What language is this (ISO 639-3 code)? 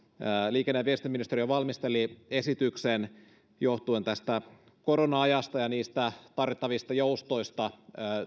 fin